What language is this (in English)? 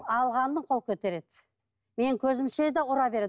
Kazakh